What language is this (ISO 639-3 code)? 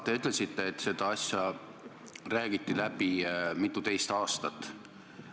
est